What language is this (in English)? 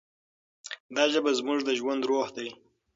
Pashto